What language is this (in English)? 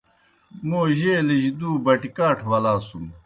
Kohistani Shina